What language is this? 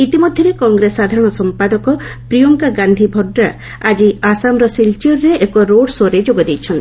Odia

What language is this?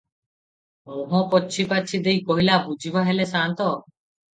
Odia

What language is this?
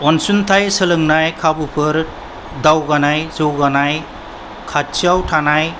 Bodo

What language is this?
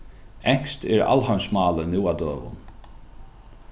Faroese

